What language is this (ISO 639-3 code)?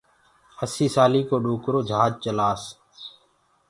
ggg